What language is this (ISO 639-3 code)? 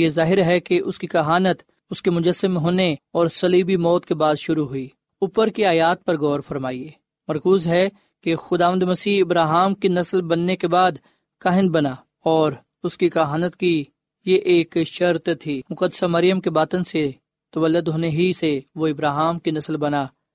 urd